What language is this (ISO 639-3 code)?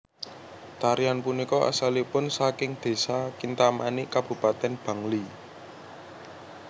jav